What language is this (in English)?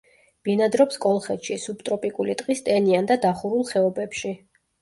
Georgian